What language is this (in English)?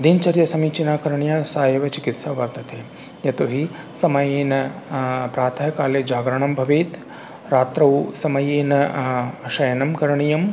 Sanskrit